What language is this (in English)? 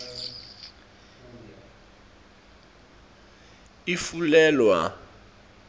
Swati